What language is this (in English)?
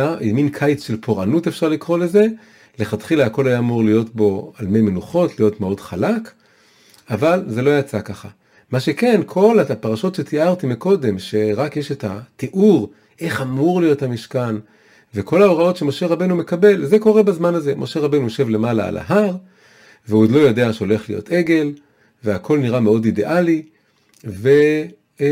Hebrew